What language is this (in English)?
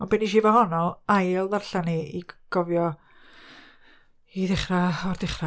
Welsh